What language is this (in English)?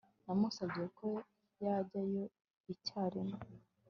Kinyarwanda